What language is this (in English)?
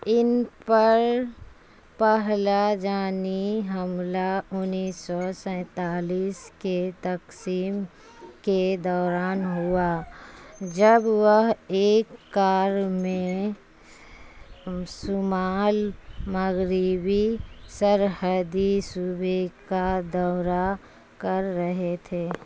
Urdu